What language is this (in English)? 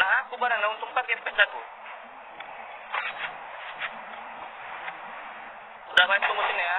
Indonesian